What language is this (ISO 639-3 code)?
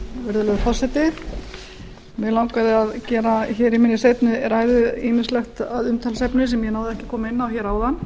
isl